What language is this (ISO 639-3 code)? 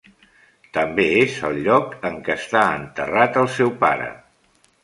cat